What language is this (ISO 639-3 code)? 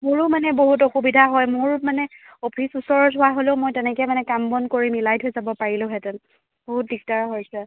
asm